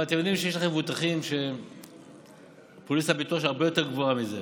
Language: Hebrew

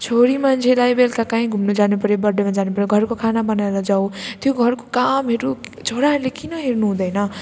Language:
Nepali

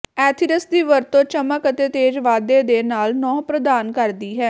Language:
Punjabi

